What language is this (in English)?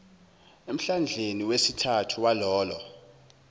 Zulu